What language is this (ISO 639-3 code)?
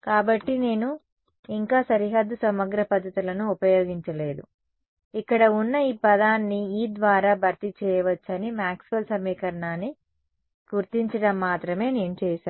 tel